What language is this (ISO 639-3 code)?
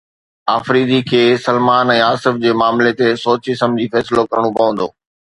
snd